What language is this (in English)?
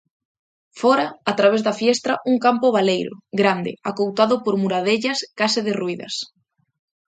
Galician